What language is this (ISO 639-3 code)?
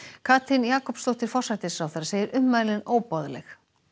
isl